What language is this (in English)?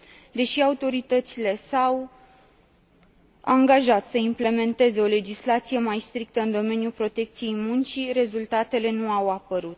Romanian